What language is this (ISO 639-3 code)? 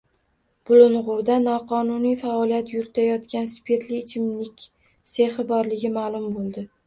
uzb